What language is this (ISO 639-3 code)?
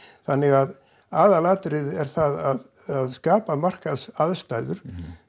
isl